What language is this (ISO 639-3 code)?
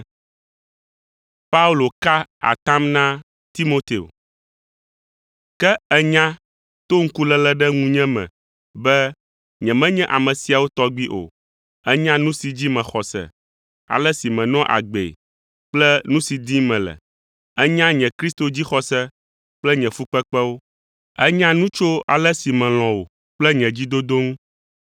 ewe